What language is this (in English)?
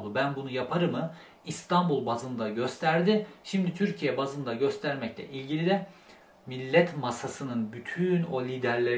Turkish